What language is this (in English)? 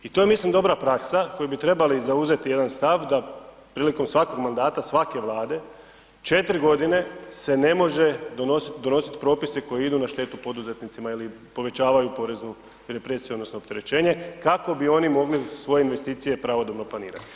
Croatian